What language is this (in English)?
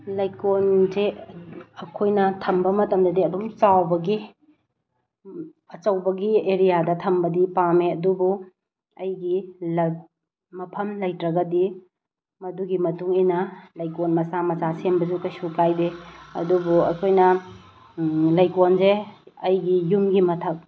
Manipuri